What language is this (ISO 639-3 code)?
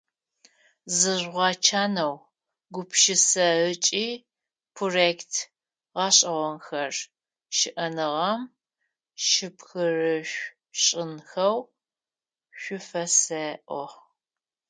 ady